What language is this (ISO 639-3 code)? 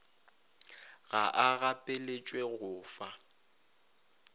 nso